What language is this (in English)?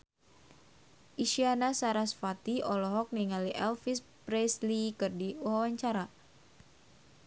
Sundanese